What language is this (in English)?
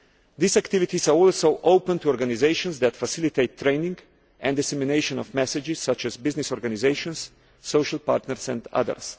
English